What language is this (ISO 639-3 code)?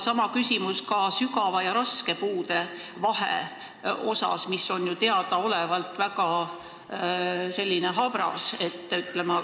est